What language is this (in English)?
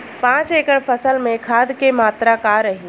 Bhojpuri